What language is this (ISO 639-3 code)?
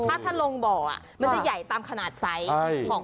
tha